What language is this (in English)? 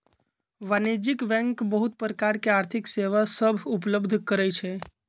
Magahi